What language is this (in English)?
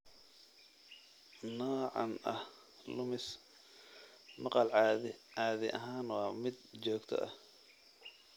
Somali